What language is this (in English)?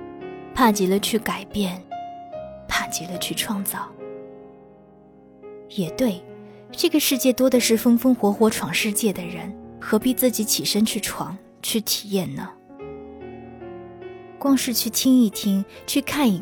Chinese